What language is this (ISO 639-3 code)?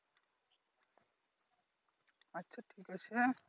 ben